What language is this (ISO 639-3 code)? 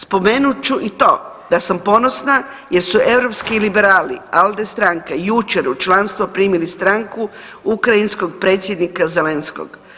hrv